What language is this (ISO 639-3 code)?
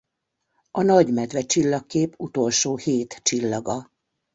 hun